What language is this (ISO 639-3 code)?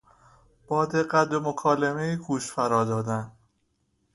fas